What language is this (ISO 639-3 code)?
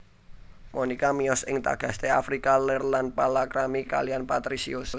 jav